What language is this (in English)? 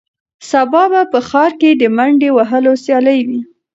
Pashto